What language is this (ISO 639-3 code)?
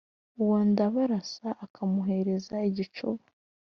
kin